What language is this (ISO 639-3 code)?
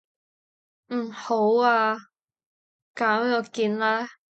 yue